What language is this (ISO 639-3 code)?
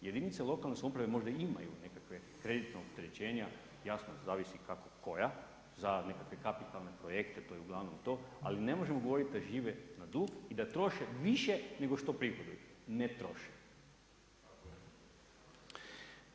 hrv